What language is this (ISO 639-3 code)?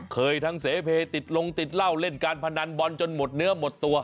tha